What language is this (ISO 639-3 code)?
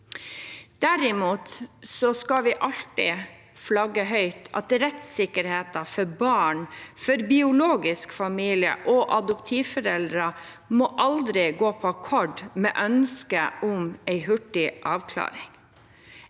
nor